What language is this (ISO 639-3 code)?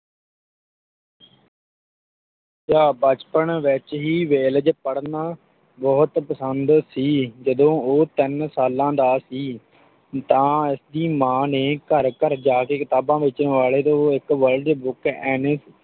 pan